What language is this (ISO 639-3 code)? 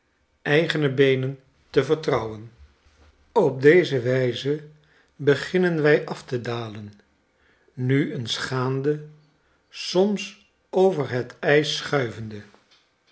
nld